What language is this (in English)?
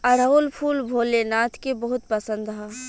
Bhojpuri